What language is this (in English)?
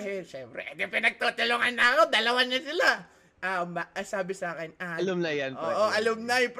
Filipino